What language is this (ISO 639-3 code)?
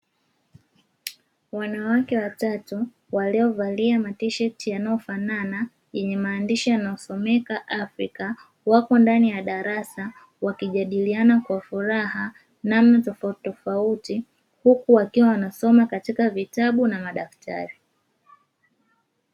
swa